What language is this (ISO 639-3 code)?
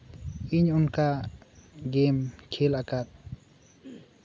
sat